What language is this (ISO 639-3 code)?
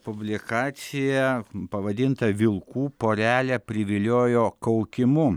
lit